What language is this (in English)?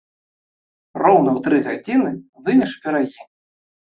Belarusian